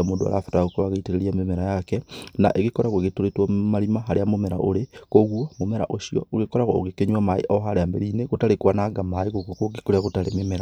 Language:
Kikuyu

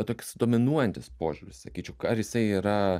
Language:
Lithuanian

